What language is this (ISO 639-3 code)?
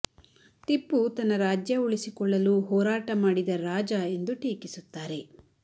kan